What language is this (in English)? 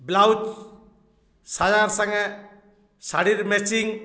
Odia